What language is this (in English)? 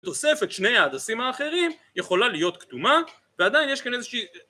Hebrew